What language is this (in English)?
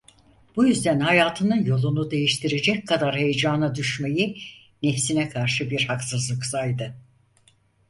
Turkish